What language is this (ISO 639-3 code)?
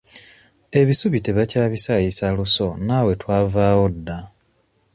lug